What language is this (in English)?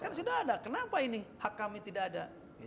Indonesian